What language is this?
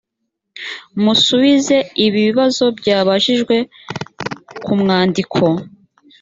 Kinyarwanda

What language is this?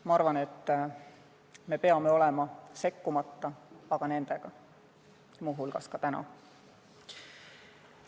Estonian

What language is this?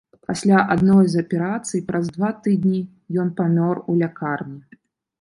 Belarusian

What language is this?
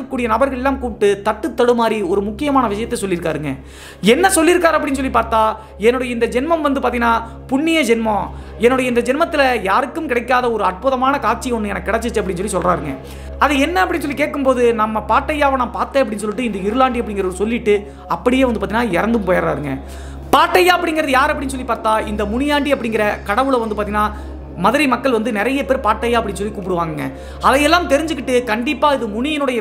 Indonesian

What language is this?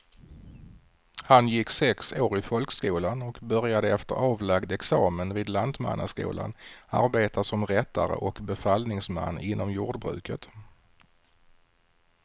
Swedish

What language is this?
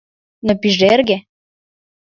Mari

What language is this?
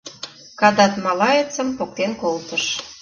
Mari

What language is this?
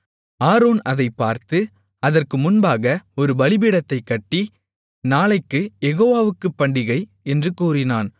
Tamil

